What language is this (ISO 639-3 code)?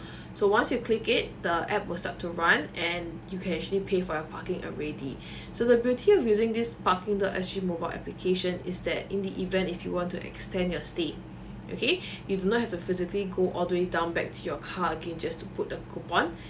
eng